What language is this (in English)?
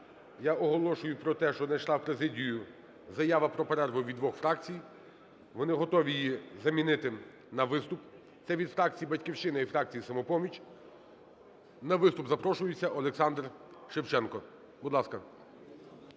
Ukrainian